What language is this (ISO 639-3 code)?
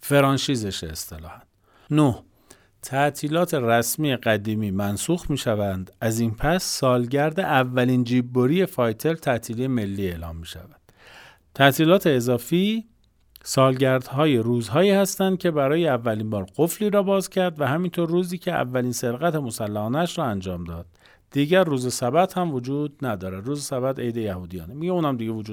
fas